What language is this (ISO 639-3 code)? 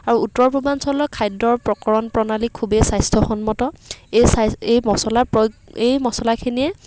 asm